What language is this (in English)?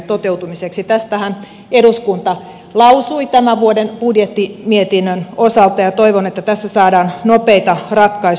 Finnish